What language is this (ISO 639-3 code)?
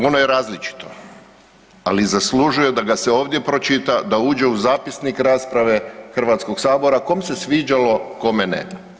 hrv